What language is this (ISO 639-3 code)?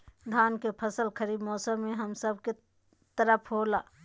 mag